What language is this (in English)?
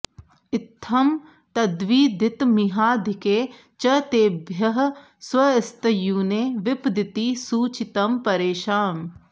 Sanskrit